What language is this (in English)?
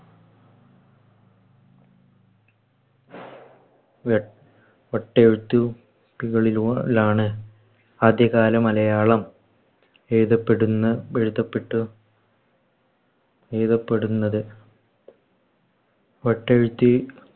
Malayalam